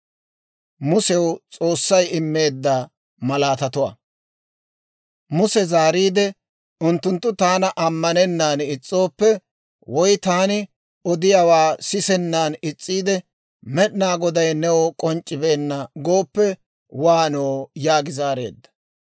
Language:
Dawro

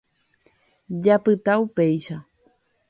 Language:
Guarani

